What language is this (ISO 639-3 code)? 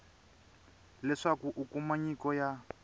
tso